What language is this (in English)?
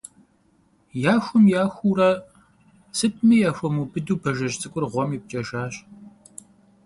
Kabardian